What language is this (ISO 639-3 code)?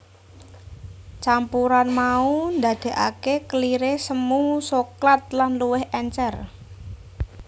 jav